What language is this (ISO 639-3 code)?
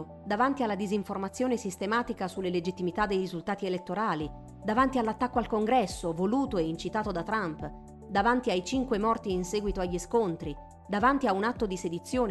ita